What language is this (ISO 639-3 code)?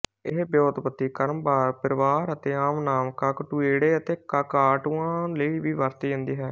pan